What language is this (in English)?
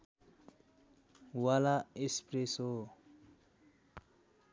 Nepali